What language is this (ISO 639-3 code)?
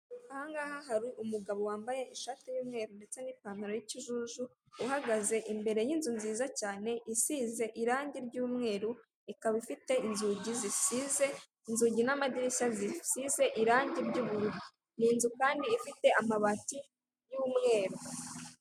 kin